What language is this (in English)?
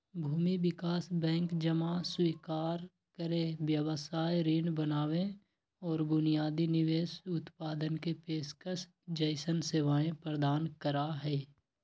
Magahi